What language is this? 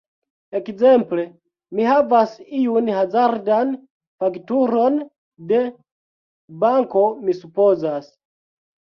Esperanto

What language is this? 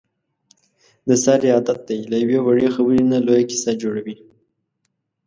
Pashto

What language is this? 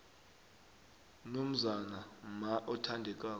South Ndebele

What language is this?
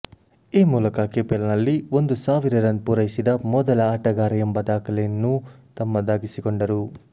Kannada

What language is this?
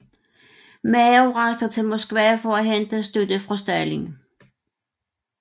Danish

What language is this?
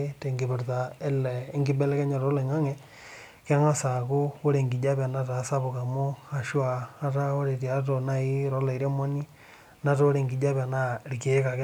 Masai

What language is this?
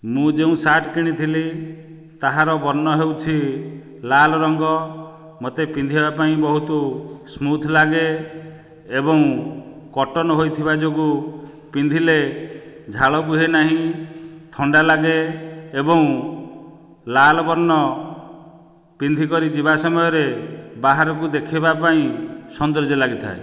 Odia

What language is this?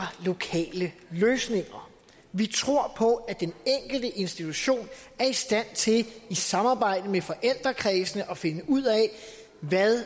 Danish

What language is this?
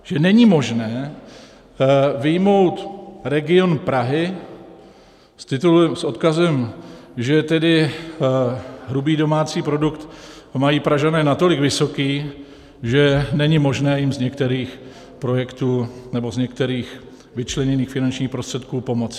Czech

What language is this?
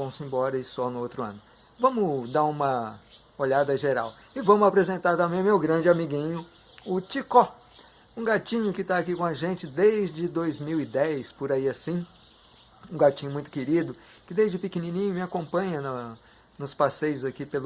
Portuguese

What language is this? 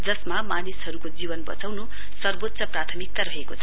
Nepali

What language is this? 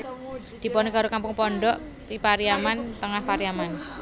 Javanese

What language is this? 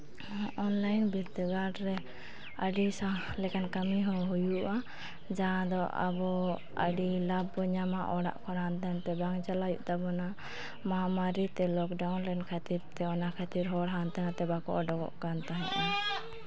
Santali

